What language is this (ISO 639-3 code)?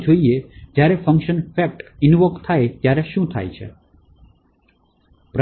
guj